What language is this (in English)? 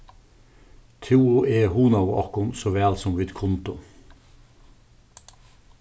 Faroese